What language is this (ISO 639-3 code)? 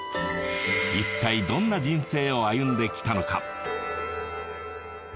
jpn